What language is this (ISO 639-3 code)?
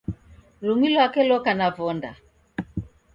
dav